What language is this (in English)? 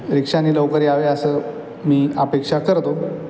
Marathi